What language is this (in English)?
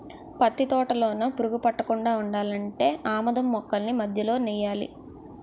Telugu